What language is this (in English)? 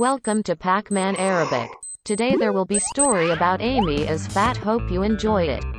English